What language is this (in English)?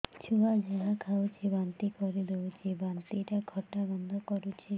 Odia